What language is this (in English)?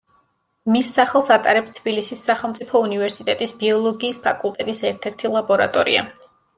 Georgian